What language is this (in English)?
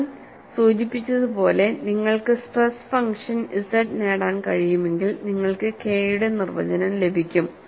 Malayalam